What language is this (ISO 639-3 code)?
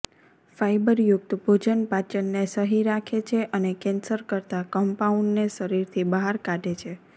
guj